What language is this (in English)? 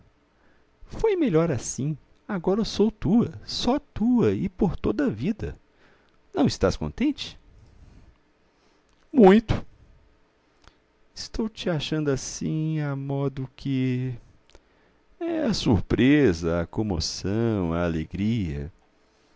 Portuguese